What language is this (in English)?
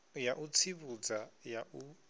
Venda